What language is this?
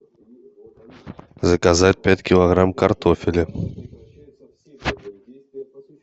Russian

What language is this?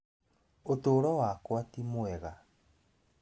Kikuyu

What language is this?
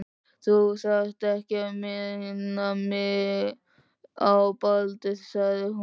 Icelandic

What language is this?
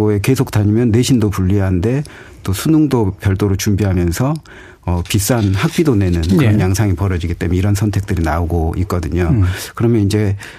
Korean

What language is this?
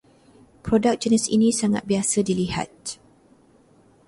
Malay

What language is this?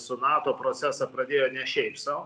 Lithuanian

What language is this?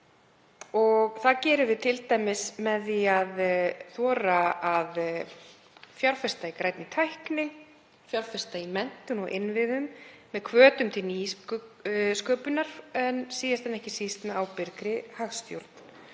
Icelandic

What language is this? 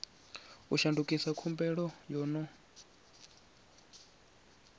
Venda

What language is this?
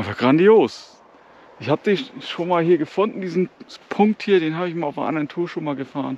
German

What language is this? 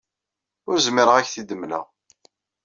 Kabyle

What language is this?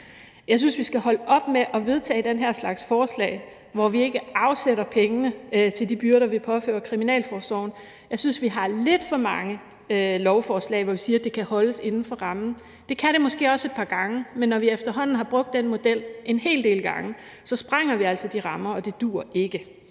Danish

